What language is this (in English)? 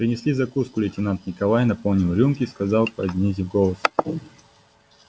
Russian